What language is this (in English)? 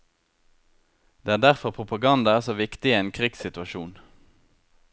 Norwegian